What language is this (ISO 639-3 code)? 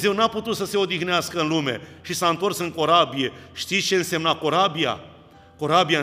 ron